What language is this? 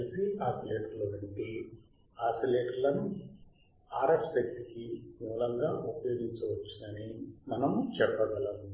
Telugu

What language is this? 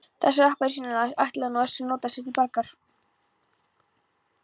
Icelandic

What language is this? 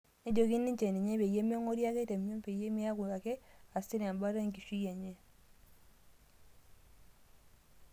Masai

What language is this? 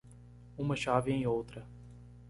Portuguese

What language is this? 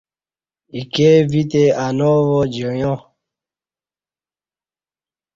Kati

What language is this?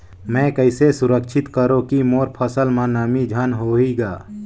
Chhattisgarhi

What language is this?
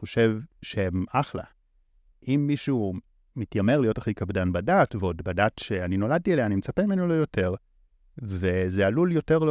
Hebrew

